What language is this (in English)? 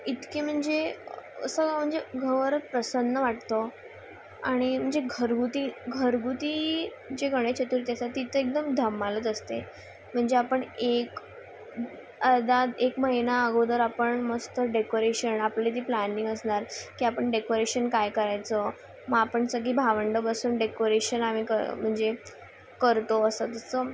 Marathi